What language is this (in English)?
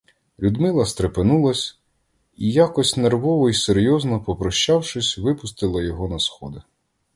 Ukrainian